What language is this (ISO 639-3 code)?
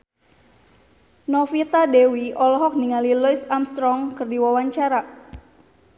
sun